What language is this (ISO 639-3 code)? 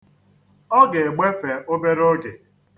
ibo